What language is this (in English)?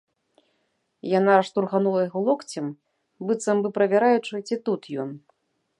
Belarusian